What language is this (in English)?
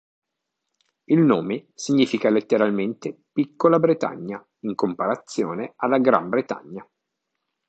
Italian